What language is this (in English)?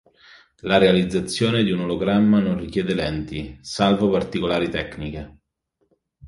Italian